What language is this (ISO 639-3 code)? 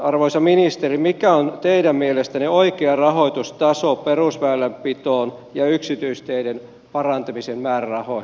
fin